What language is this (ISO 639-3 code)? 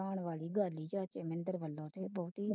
pan